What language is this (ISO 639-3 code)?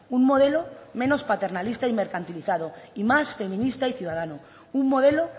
spa